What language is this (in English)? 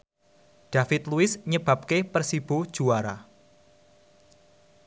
Javanese